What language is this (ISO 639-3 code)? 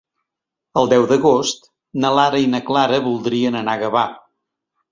cat